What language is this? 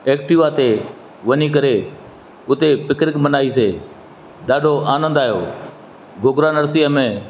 Sindhi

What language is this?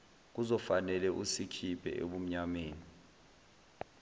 Zulu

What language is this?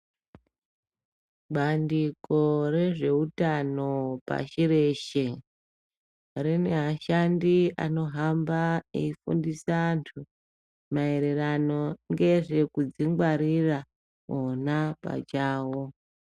Ndau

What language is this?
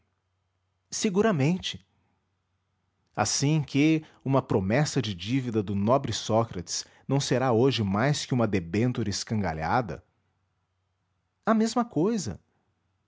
Portuguese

